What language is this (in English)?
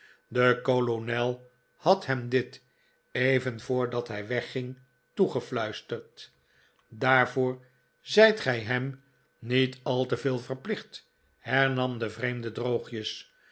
Dutch